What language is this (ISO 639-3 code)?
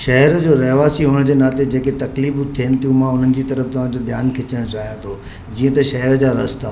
snd